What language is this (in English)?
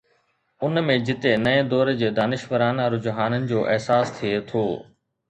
Sindhi